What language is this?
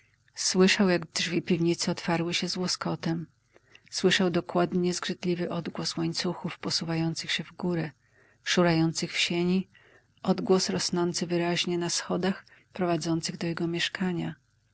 Polish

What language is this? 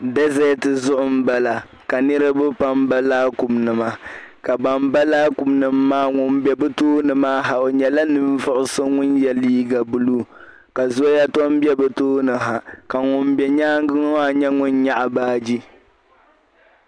Dagbani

